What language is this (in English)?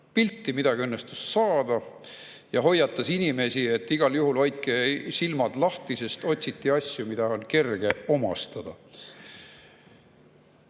Estonian